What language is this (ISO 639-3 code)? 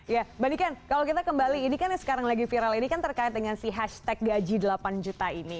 ind